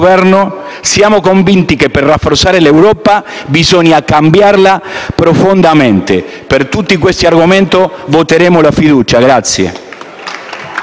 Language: Italian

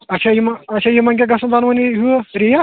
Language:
Kashmiri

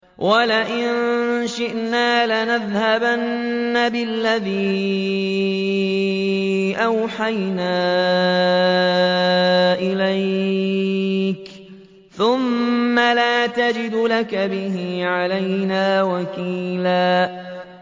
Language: Arabic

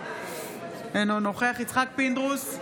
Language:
Hebrew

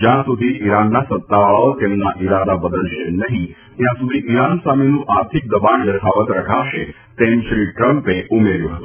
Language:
Gujarati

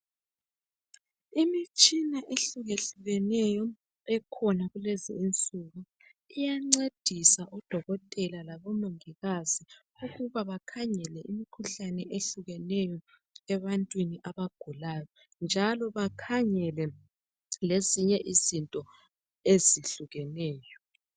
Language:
North Ndebele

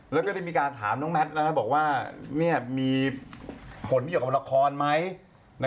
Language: Thai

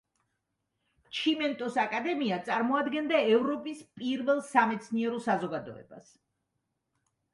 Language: Georgian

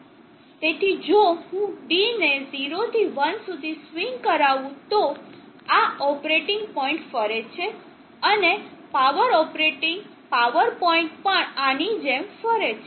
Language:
Gujarati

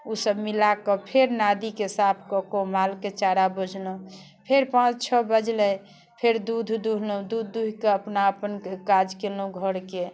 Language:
Maithili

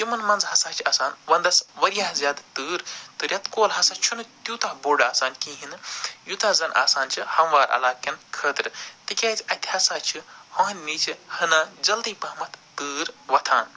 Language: Kashmiri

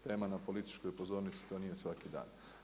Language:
Croatian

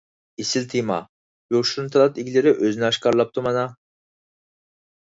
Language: Uyghur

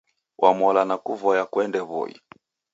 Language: Taita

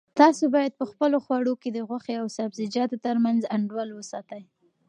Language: Pashto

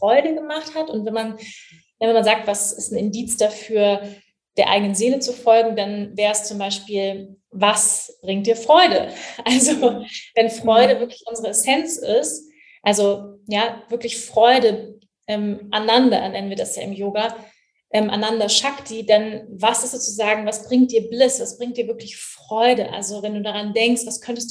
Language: German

